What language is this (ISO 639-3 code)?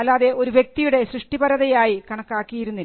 mal